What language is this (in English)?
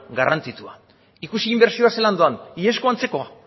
Basque